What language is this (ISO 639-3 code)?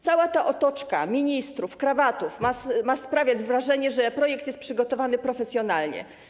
pol